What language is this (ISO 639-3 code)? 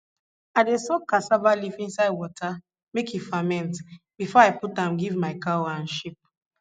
pcm